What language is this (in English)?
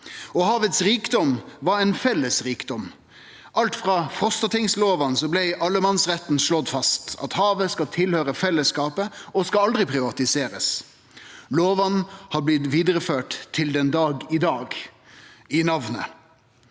Norwegian